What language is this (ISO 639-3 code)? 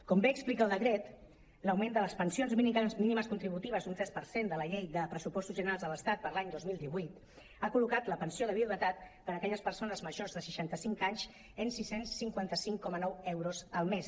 cat